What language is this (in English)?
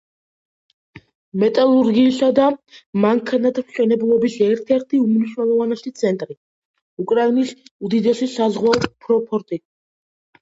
Georgian